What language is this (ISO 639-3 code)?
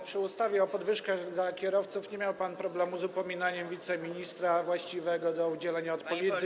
pol